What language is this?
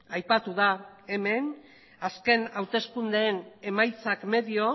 Basque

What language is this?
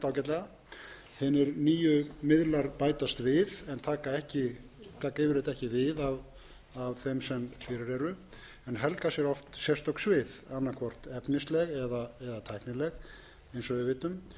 Icelandic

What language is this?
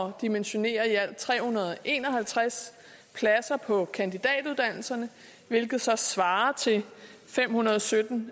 Danish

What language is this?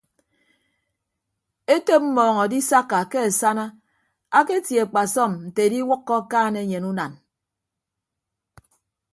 Ibibio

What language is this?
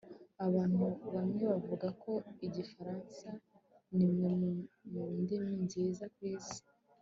Kinyarwanda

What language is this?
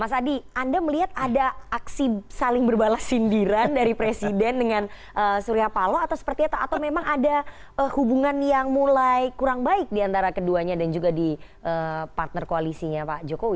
Indonesian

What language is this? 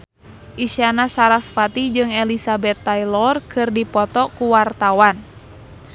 Sundanese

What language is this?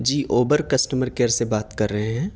Urdu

